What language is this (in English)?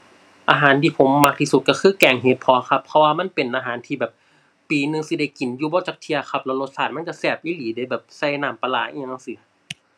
Thai